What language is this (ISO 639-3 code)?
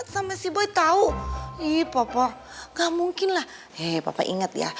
ind